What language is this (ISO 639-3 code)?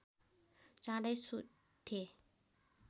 nep